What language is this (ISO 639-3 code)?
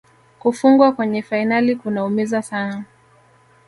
swa